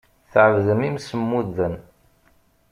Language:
Kabyle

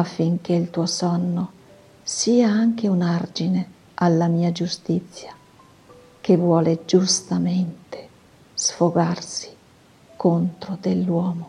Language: Italian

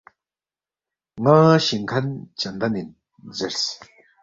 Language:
Balti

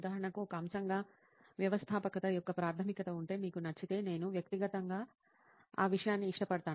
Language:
Telugu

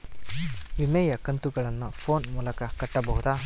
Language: Kannada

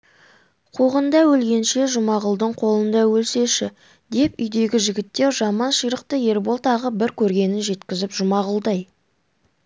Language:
Kazakh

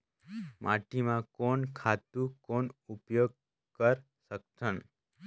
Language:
Chhattisgarhi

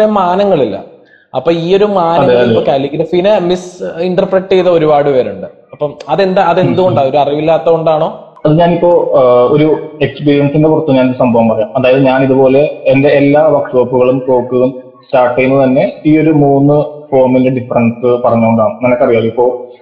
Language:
Malayalam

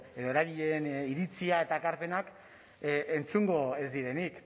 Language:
Basque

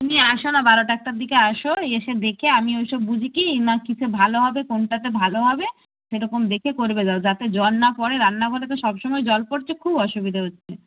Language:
Bangla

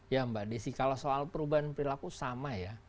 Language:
Indonesian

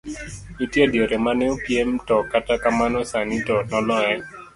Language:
Luo (Kenya and Tanzania)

